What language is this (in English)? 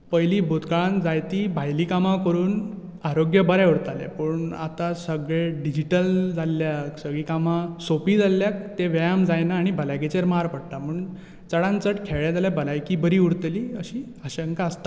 Konkani